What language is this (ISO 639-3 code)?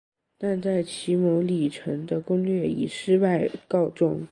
zho